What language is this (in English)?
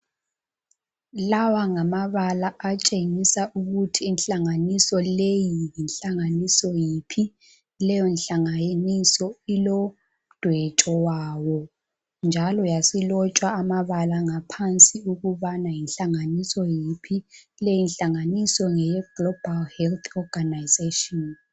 North Ndebele